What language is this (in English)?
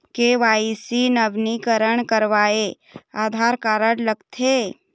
Chhattisgarhi